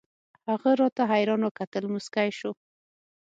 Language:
Pashto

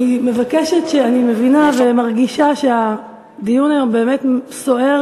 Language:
Hebrew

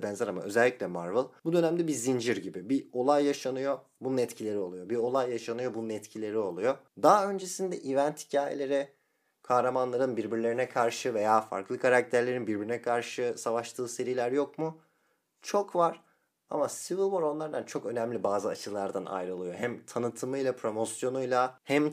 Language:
Turkish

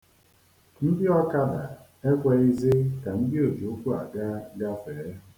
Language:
Igbo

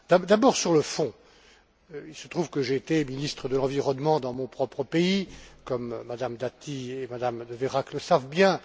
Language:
French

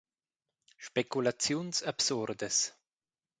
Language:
Romansh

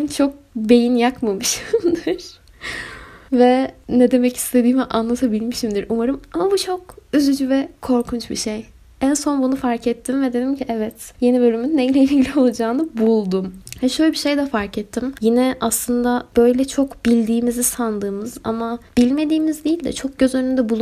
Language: Turkish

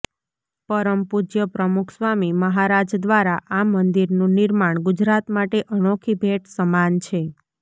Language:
Gujarati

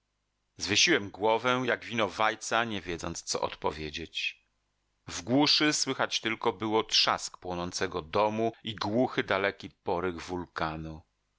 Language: Polish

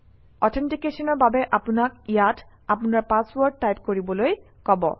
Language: Assamese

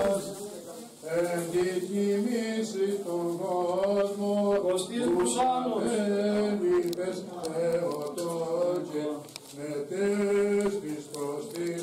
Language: Greek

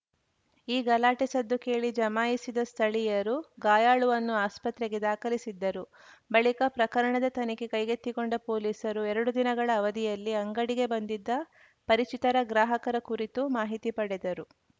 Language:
Kannada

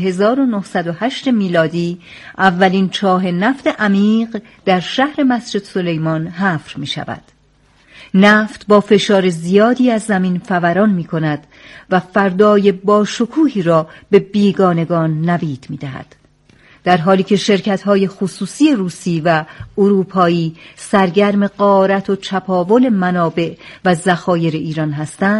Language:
Persian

